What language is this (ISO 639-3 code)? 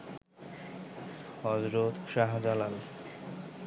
ben